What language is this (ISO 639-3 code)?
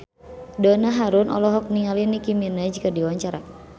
sun